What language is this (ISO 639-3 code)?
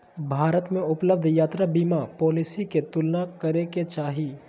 mag